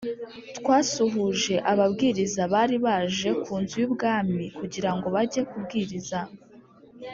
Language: Kinyarwanda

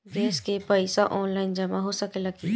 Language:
Bhojpuri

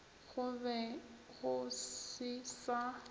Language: Northern Sotho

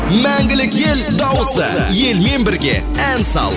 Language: Kazakh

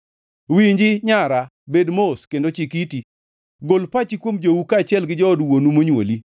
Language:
Luo (Kenya and Tanzania)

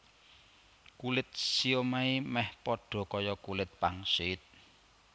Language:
Javanese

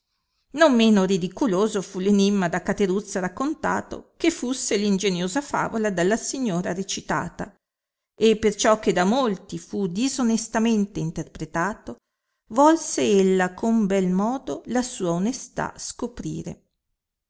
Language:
Italian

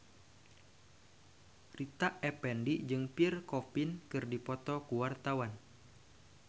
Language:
Sundanese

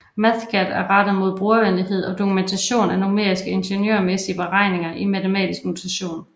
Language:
Danish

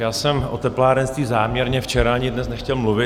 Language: Czech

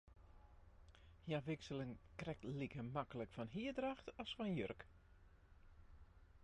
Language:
Western Frisian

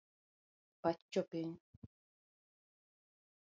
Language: Luo (Kenya and Tanzania)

